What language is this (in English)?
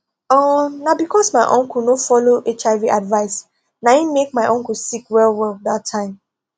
Nigerian Pidgin